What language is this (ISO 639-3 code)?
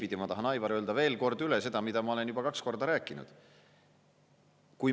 est